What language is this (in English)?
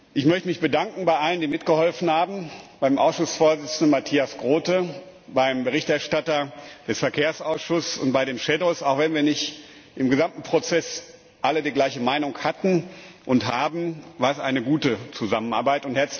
German